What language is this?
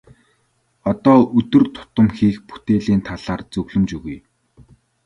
Mongolian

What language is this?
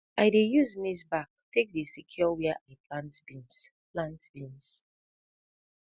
Nigerian Pidgin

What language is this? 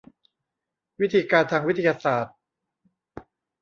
Thai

